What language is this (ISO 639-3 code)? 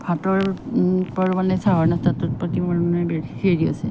asm